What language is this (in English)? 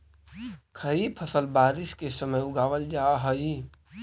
Magahi